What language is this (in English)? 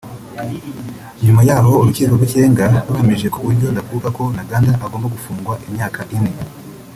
Kinyarwanda